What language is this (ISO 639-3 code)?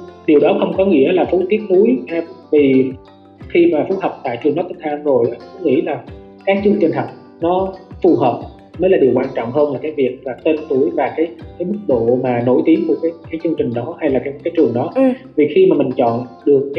vie